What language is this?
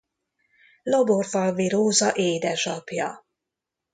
Hungarian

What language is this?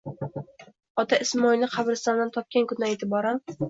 Uzbek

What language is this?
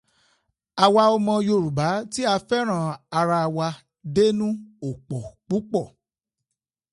Yoruba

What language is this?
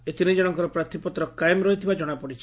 Odia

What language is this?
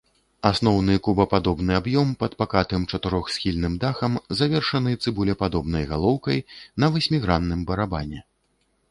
Belarusian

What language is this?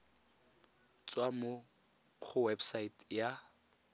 Tswana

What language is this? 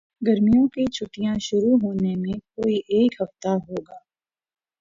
Urdu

